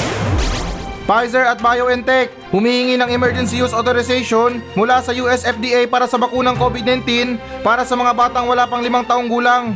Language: Filipino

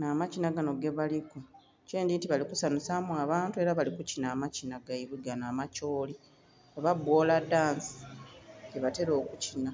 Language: Soga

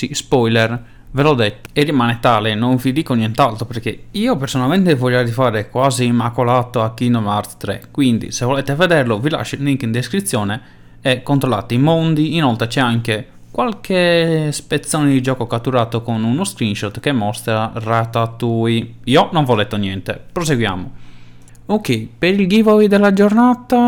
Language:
Italian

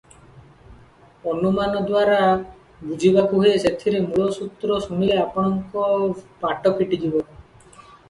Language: Odia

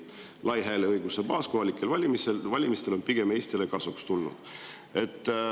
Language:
Estonian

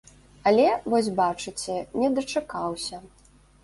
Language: Belarusian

